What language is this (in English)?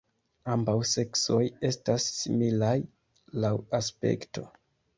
Esperanto